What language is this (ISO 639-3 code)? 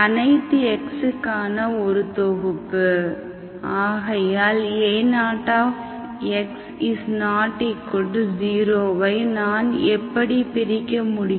tam